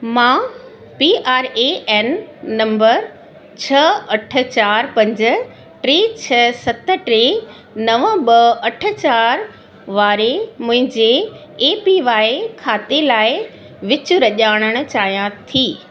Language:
Sindhi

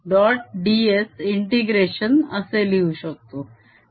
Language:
Marathi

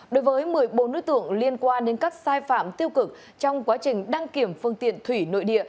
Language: Vietnamese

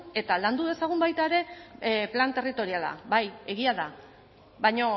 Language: Basque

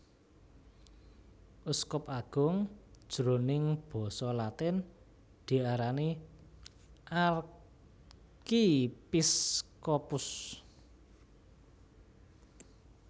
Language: Javanese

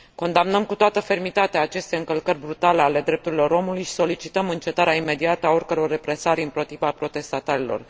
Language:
Romanian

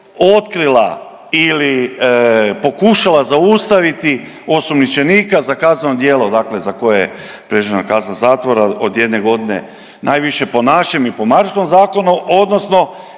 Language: Croatian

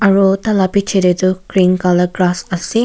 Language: Naga Pidgin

